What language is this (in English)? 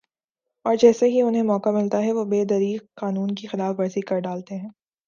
Urdu